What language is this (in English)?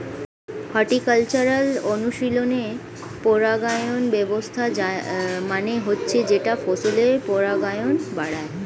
Bangla